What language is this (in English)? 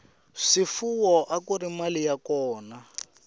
Tsonga